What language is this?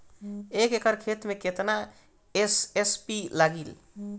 Bhojpuri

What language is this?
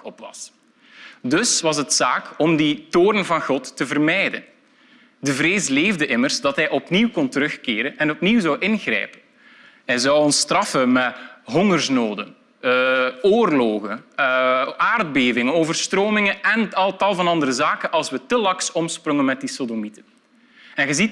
Dutch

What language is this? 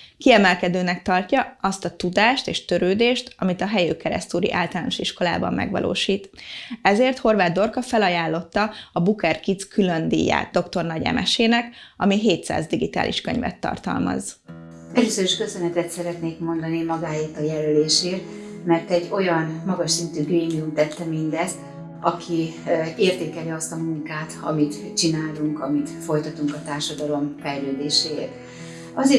Hungarian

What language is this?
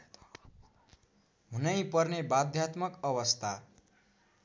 Nepali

